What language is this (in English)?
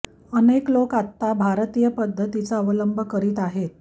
Marathi